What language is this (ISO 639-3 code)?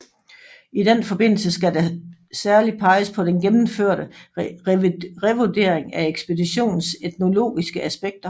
dan